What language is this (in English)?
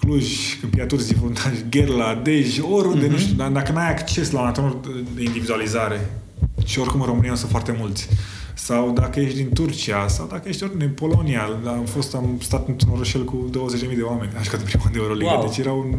Romanian